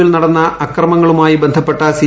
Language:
Malayalam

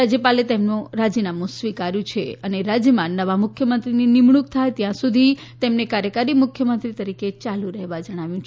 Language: Gujarati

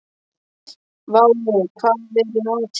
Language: Icelandic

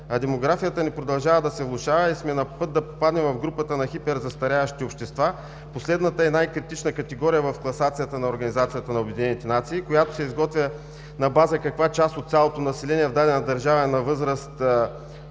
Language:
Bulgarian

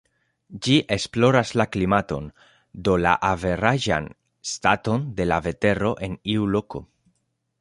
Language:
Esperanto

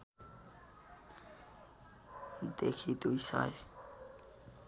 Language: Nepali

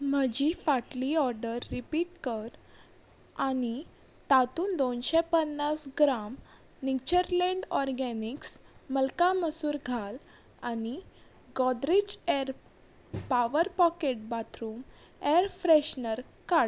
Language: Konkani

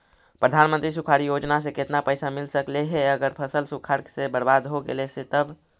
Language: Magahi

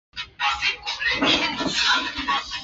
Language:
Chinese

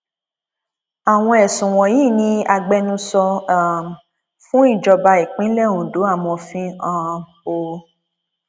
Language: Yoruba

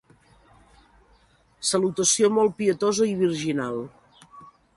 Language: Catalan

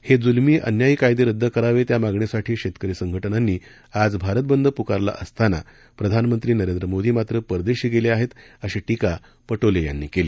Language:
Marathi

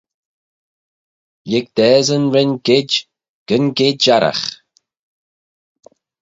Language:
Manx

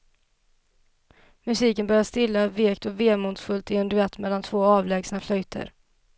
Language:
Swedish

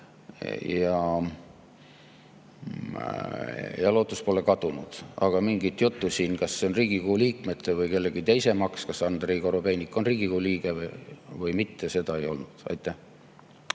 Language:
Estonian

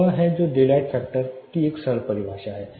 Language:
Hindi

